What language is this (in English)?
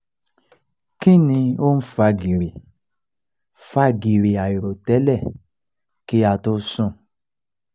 Yoruba